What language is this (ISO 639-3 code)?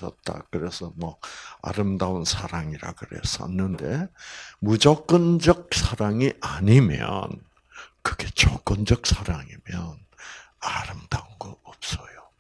kor